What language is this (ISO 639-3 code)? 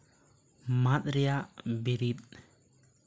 sat